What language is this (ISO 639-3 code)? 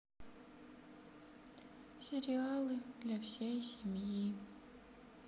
rus